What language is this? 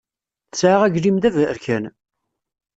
Kabyle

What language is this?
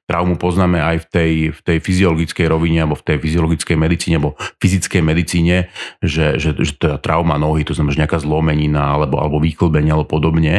Slovak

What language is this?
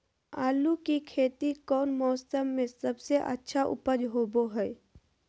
Magahi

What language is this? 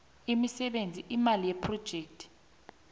South Ndebele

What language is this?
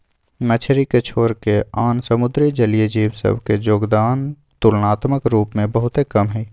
Magahi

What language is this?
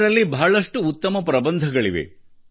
Kannada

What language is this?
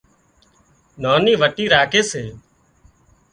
Wadiyara Koli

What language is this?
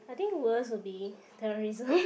English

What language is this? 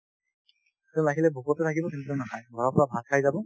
Assamese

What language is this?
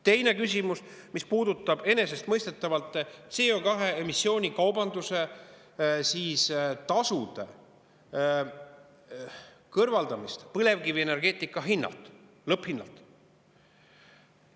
Estonian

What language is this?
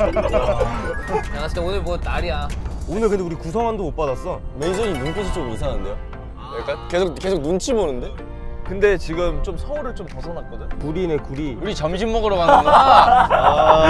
Korean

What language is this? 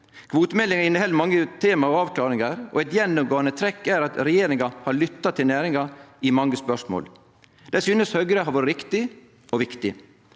Norwegian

